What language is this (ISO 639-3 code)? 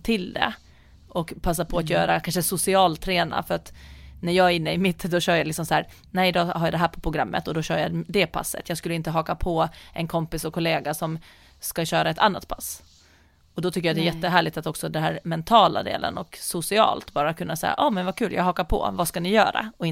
swe